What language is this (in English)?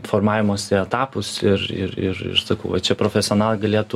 Lithuanian